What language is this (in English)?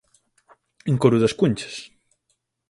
Galician